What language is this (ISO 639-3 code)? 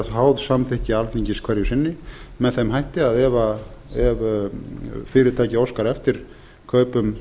isl